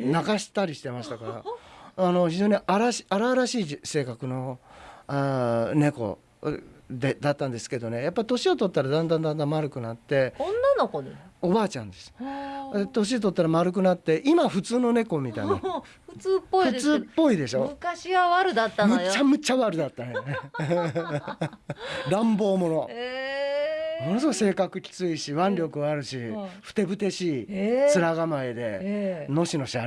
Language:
Japanese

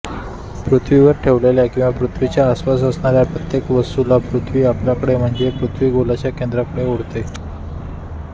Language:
Marathi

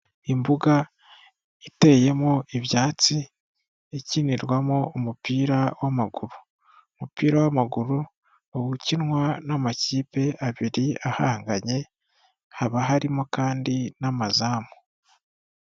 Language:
Kinyarwanda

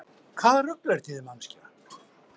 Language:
Icelandic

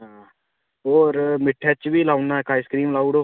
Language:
Dogri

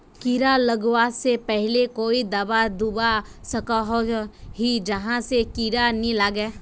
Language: Magahi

